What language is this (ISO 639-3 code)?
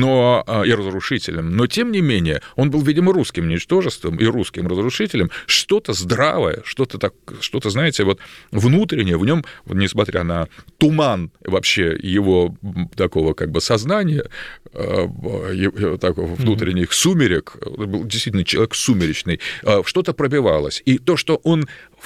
rus